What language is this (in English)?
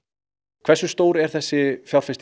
Icelandic